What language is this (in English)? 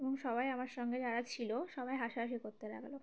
Bangla